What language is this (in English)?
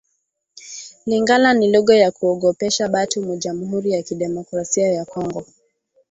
Swahili